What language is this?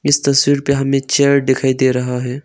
Hindi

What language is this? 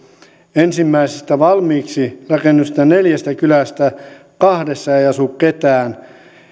Finnish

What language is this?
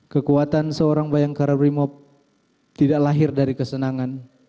Indonesian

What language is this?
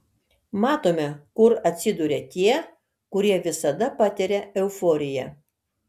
Lithuanian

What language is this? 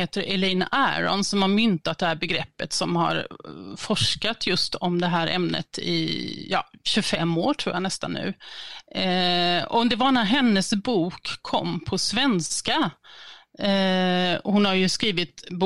Swedish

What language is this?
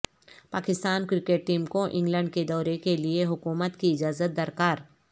Urdu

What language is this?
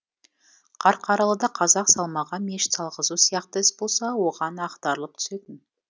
Kazakh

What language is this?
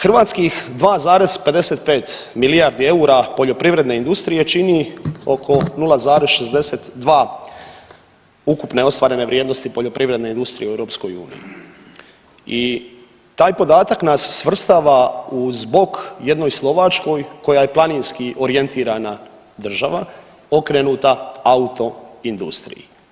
Croatian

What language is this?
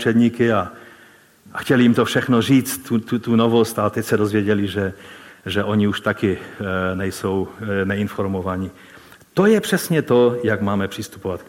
Czech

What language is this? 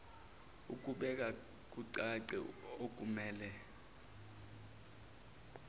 Zulu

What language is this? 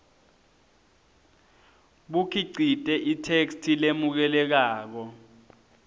Swati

